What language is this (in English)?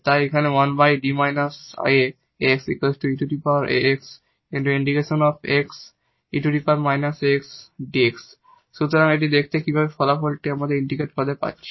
Bangla